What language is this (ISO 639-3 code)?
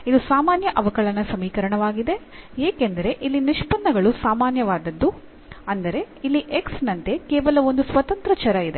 kan